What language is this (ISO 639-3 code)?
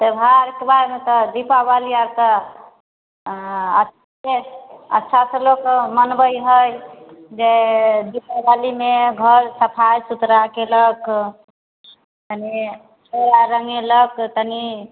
mai